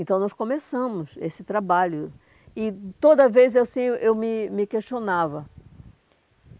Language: Portuguese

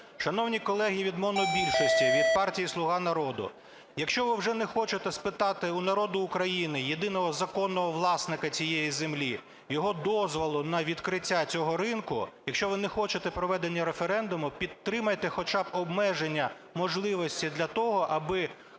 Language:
Ukrainian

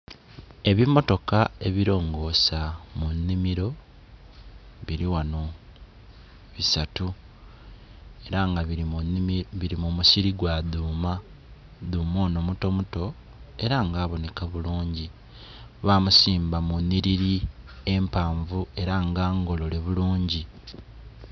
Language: Soga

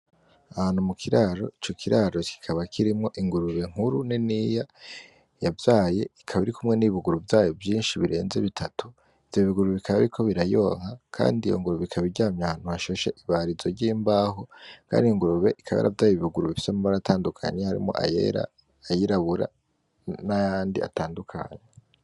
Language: Rundi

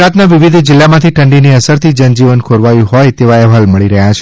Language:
Gujarati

